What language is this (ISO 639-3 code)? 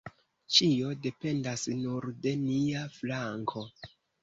epo